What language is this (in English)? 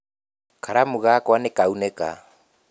Kikuyu